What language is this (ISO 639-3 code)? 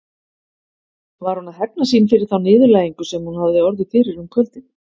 isl